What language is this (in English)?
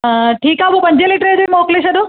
Sindhi